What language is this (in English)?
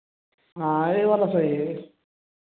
Hindi